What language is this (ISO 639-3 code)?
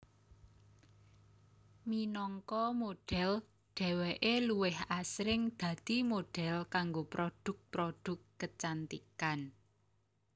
jav